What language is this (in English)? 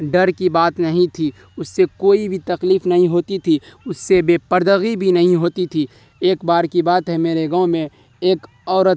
Urdu